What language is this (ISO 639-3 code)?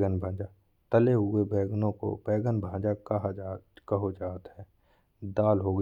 bns